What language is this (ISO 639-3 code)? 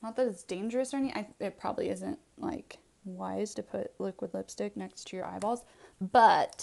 eng